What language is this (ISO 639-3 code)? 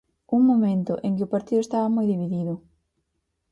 glg